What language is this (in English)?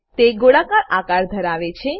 Gujarati